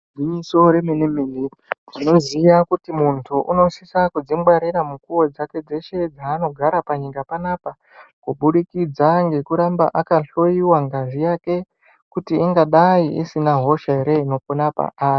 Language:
Ndau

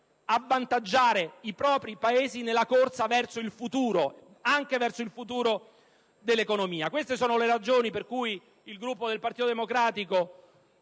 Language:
Italian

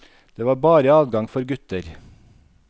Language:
Norwegian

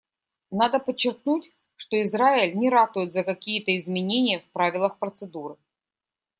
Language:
Russian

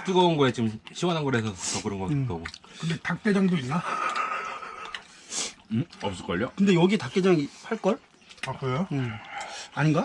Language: Korean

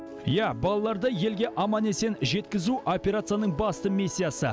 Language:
Kazakh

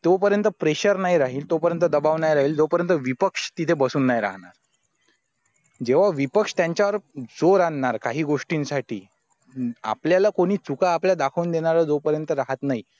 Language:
Marathi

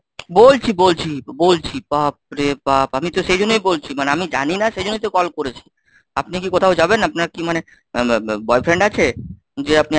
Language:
Bangla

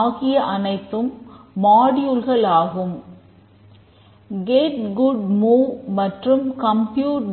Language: Tamil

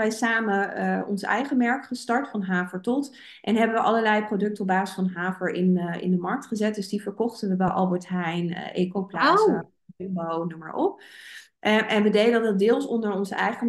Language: Dutch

